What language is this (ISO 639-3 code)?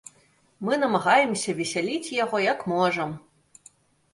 bel